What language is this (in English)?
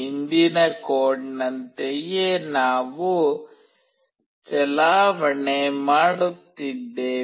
Kannada